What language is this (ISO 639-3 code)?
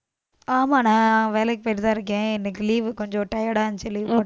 tam